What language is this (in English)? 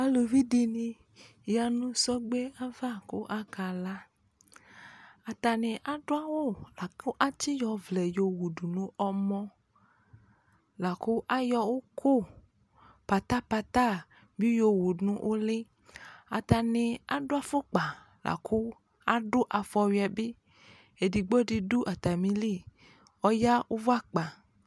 Ikposo